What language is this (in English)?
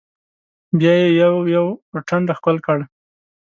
Pashto